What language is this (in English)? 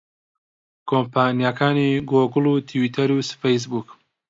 Central Kurdish